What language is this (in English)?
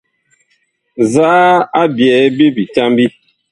Bakoko